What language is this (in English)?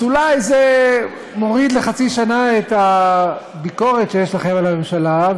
Hebrew